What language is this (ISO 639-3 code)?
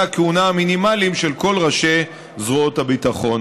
heb